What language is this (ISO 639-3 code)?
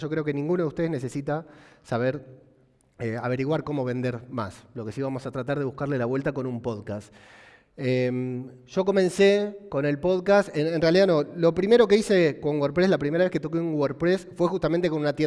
spa